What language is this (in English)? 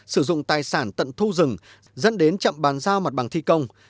Vietnamese